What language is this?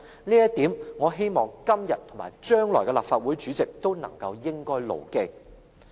Cantonese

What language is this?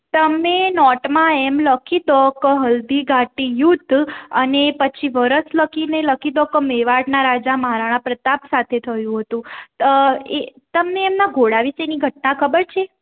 Gujarati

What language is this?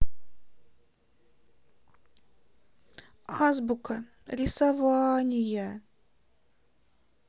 Russian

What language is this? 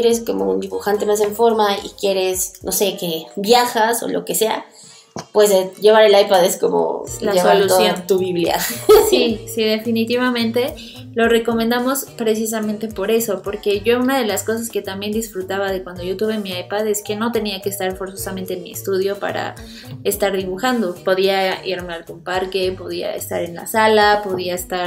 Spanish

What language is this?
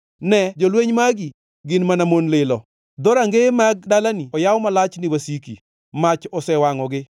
Luo (Kenya and Tanzania)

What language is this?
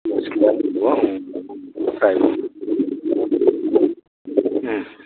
Bodo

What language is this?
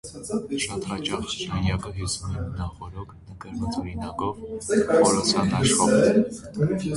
Armenian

